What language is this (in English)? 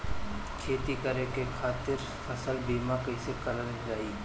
Bhojpuri